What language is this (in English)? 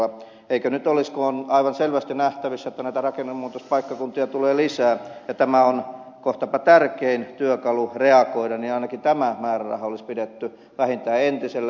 Finnish